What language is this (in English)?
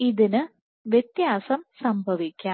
Malayalam